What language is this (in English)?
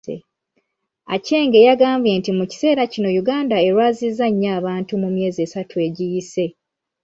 Ganda